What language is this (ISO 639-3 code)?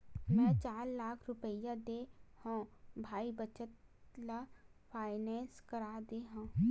hne